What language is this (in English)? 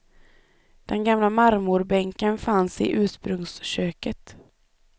Swedish